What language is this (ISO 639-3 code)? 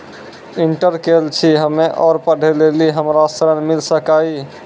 mai